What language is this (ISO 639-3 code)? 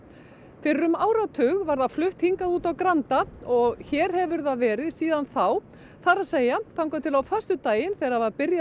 isl